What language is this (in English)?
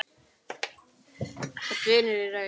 Icelandic